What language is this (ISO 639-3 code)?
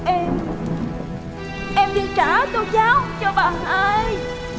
vie